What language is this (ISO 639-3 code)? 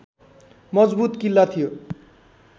nep